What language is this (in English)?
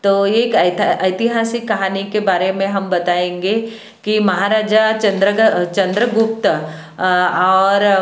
Hindi